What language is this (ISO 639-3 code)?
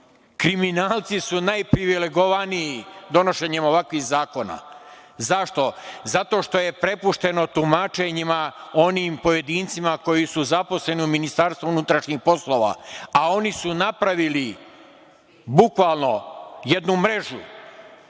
srp